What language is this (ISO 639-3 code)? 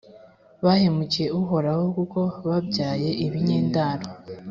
kin